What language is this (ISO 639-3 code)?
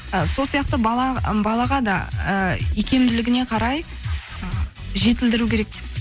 kaz